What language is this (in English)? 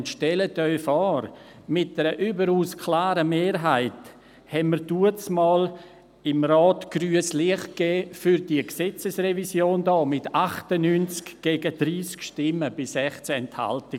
Swiss German